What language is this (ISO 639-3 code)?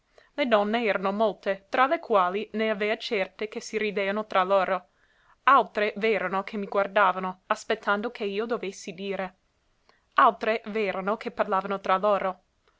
ita